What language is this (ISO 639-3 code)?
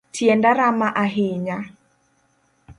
luo